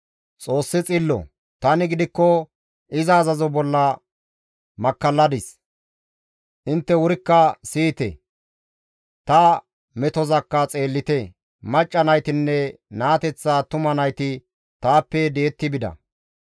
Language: Gamo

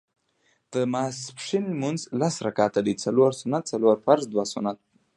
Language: Pashto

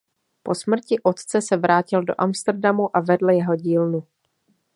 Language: Czech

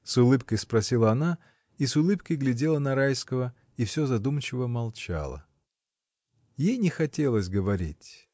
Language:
Russian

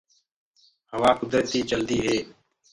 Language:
Gurgula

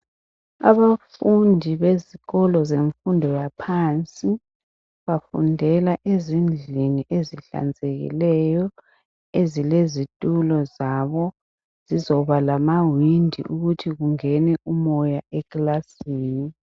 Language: North Ndebele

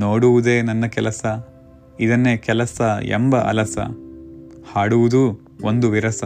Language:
Kannada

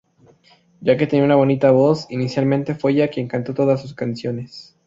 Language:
Spanish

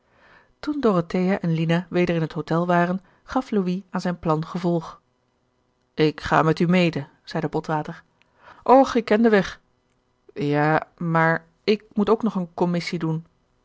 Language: Dutch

